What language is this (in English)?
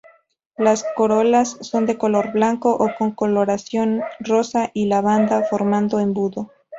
Spanish